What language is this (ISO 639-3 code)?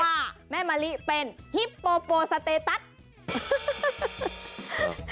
tha